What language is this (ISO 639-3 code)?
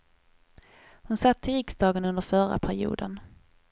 swe